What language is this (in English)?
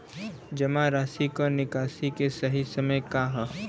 Bhojpuri